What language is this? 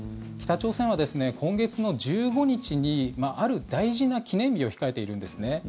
Japanese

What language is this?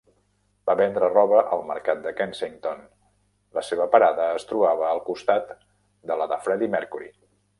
Catalan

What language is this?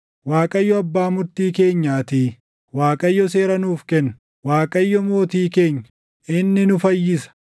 Oromo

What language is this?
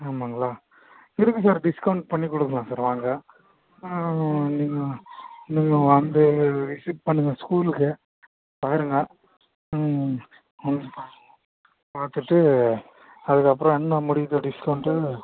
Tamil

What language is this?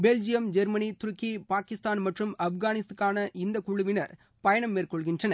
Tamil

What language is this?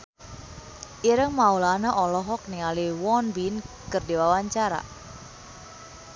Sundanese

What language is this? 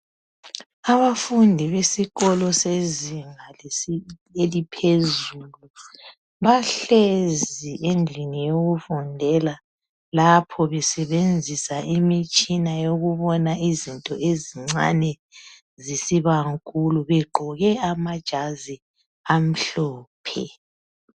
North Ndebele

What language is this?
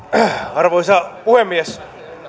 Finnish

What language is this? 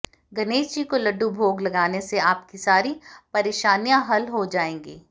Hindi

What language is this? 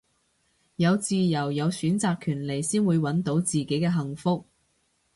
Cantonese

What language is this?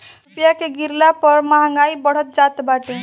Bhojpuri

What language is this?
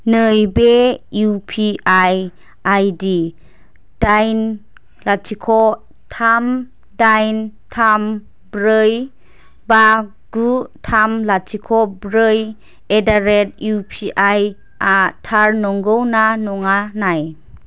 Bodo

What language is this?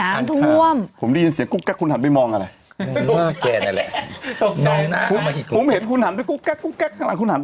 Thai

